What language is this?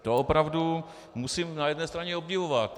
Czech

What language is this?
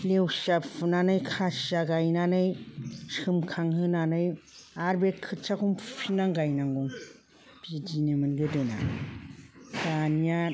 Bodo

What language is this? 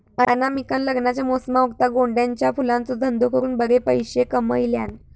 Marathi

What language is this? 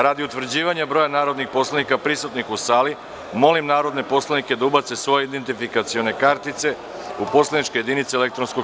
Serbian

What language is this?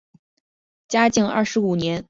Chinese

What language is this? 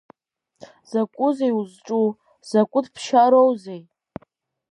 Abkhazian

